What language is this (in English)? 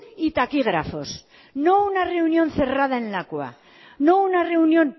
Spanish